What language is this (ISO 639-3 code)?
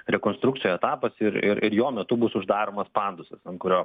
lit